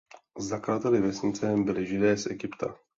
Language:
Czech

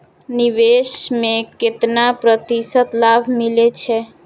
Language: Maithili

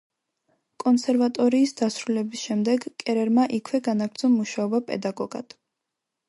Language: Georgian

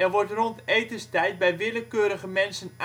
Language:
Dutch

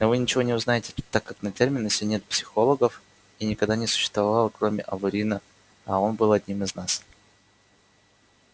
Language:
Russian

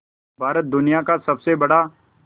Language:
Hindi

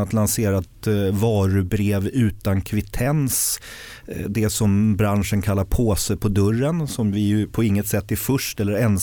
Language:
Swedish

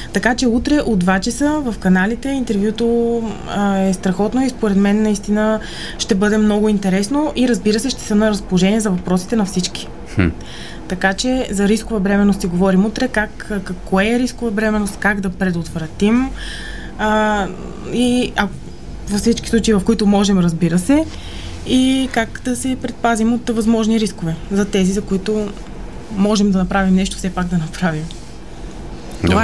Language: Bulgarian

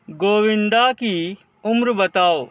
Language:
Urdu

